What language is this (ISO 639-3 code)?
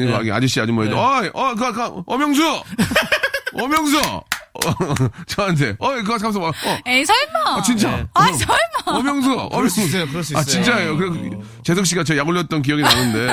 kor